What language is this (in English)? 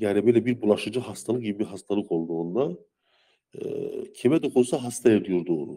Turkish